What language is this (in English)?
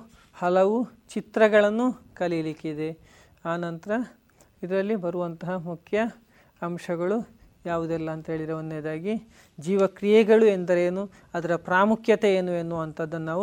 Kannada